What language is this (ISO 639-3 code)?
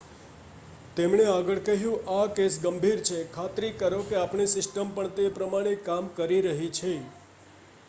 guj